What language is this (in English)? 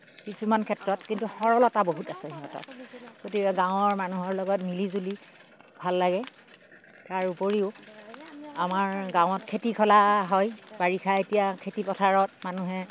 Assamese